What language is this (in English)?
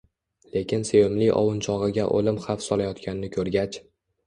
Uzbek